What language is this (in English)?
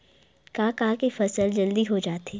Chhattisgarhi